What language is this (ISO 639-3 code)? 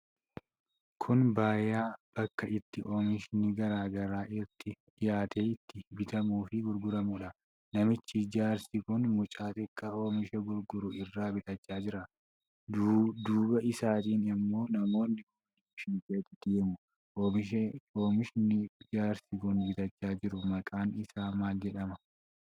orm